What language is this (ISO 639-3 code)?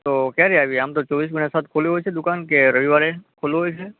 guj